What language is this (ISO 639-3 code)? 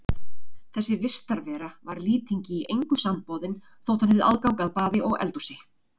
isl